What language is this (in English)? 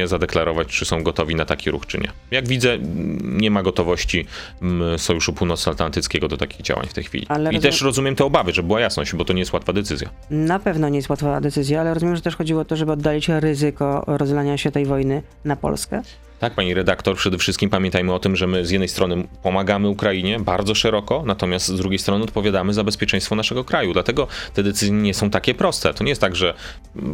Polish